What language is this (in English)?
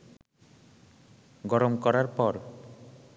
Bangla